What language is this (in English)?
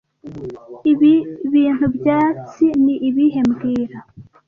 Kinyarwanda